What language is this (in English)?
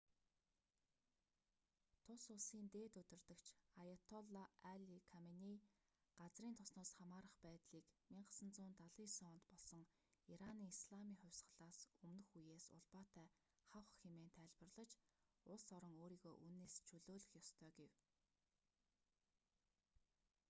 Mongolian